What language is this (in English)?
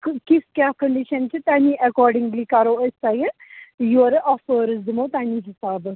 Kashmiri